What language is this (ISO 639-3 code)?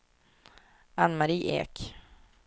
swe